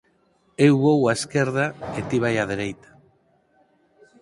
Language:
Galician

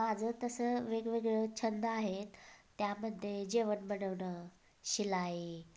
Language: Marathi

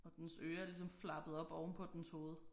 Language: Danish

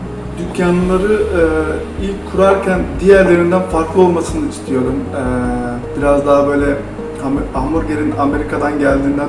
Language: Turkish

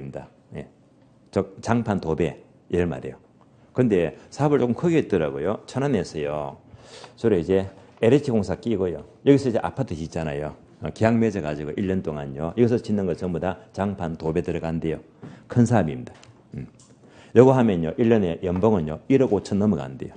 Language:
Korean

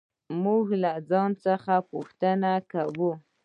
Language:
Pashto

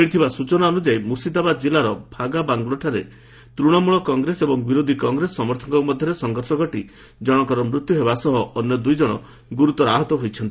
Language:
Odia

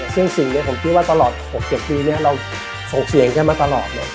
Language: Thai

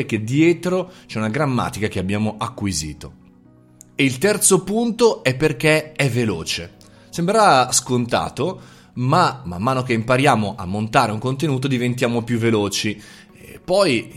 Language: Italian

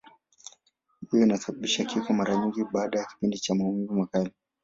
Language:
Swahili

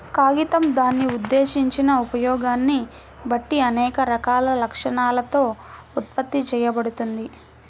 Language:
Telugu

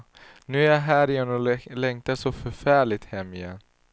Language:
Swedish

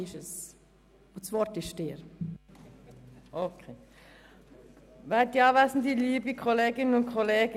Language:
Swiss German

